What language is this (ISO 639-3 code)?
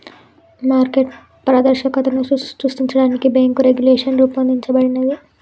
tel